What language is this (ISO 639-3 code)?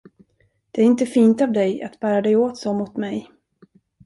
swe